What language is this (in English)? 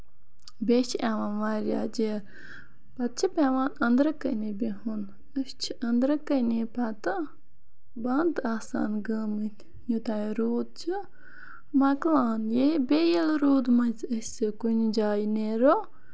Kashmiri